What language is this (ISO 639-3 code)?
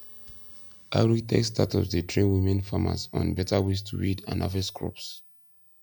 pcm